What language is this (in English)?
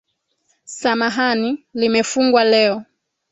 Swahili